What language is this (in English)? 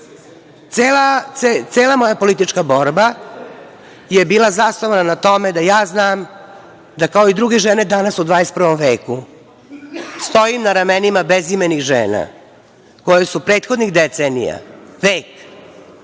Serbian